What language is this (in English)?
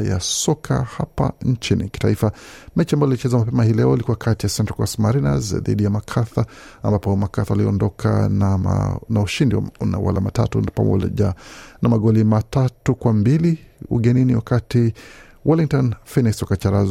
Swahili